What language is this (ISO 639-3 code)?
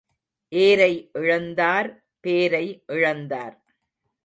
tam